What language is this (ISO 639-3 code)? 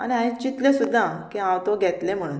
kok